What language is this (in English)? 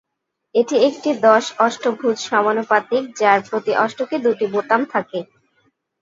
Bangla